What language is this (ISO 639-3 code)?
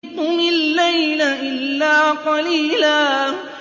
ara